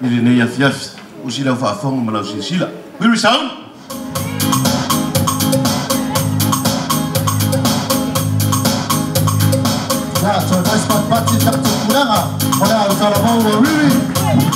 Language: Romanian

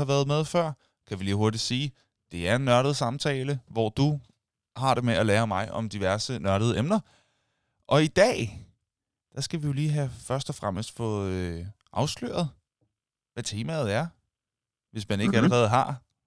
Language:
Danish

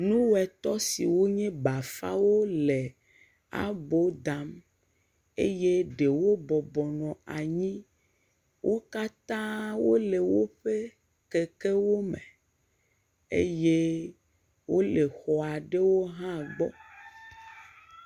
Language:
Ewe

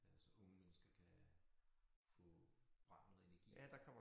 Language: Danish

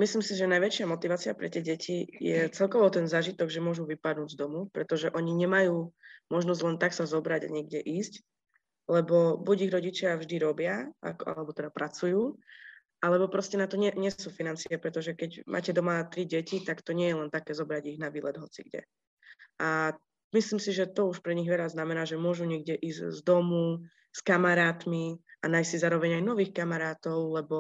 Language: Slovak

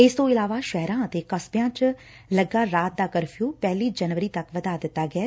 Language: Punjabi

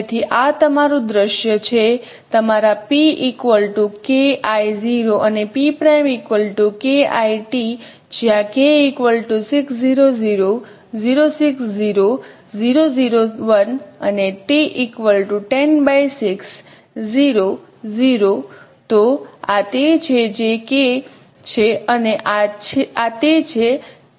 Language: Gujarati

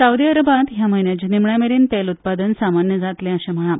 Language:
Konkani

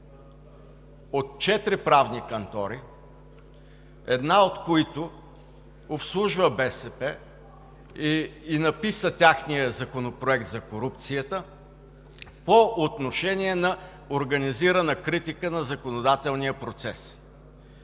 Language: Bulgarian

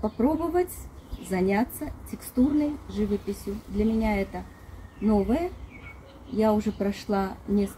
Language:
Russian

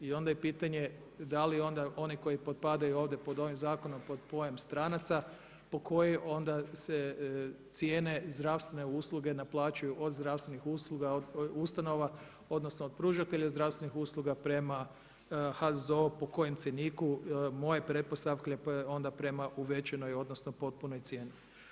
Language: Croatian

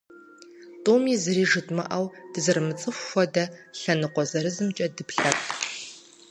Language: Kabardian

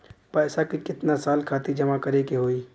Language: Bhojpuri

